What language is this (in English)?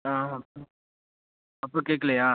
Tamil